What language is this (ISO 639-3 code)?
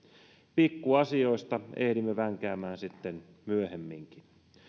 fin